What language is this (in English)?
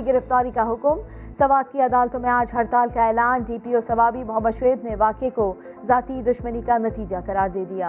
Urdu